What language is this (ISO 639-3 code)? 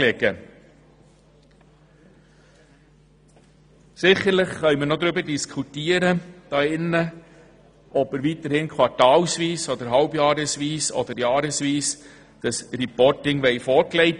gsw